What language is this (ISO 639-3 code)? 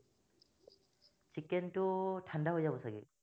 asm